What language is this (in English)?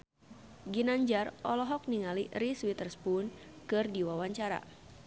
Sundanese